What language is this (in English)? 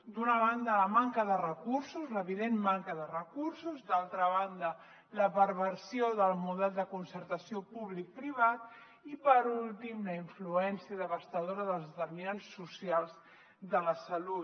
Catalan